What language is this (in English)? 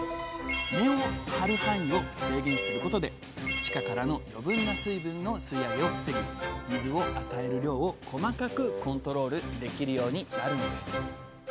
Japanese